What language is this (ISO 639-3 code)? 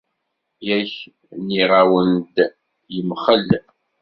kab